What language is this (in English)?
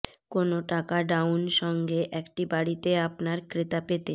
Bangla